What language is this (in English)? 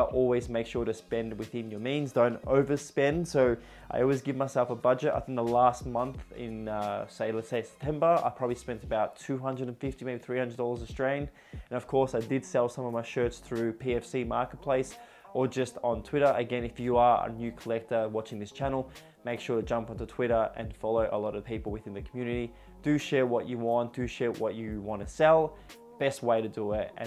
English